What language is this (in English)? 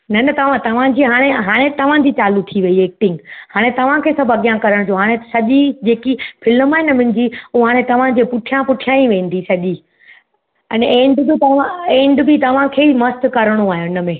Sindhi